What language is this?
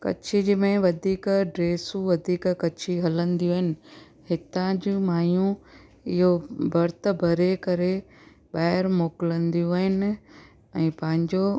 Sindhi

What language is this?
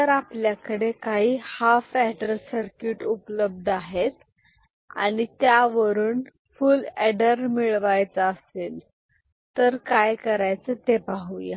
Marathi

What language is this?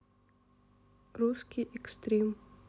Russian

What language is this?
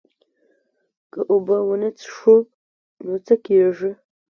Pashto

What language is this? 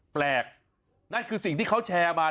Thai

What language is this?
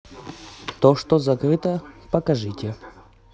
Russian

